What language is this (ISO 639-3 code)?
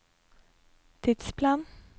nor